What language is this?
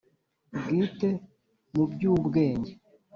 Kinyarwanda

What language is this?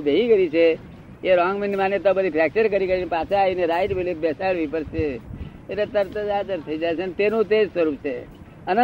Gujarati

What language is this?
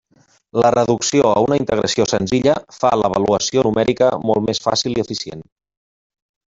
Catalan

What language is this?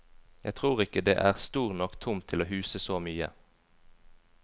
Norwegian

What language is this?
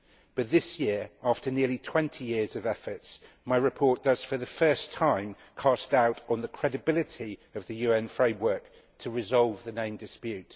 English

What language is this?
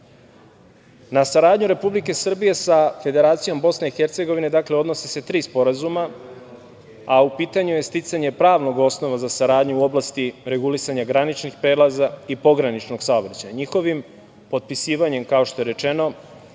Serbian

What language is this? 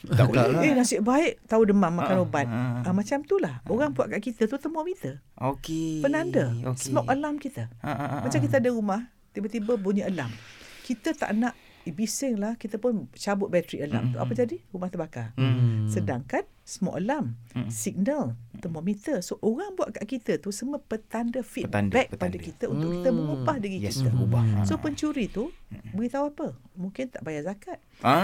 Malay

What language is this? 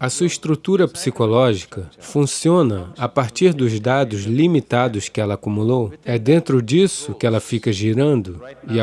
Portuguese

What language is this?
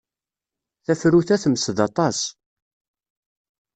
Kabyle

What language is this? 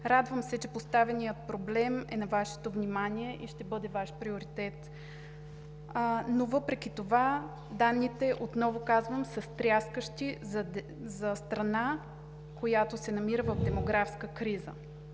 Bulgarian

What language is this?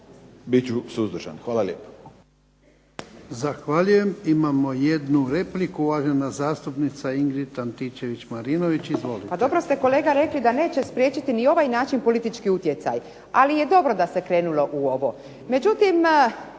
Croatian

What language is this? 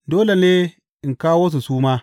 Hausa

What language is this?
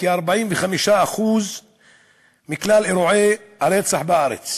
Hebrew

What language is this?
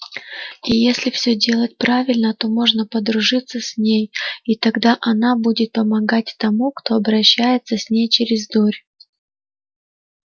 Russian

